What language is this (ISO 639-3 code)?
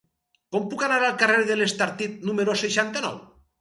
cat